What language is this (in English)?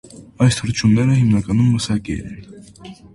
Armenian